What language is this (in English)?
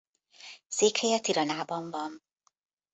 Hungarian